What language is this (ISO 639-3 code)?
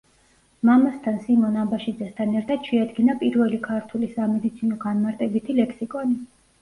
kat